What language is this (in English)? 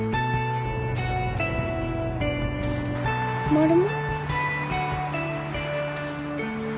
Japanese